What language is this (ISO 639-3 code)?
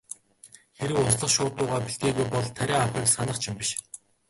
mon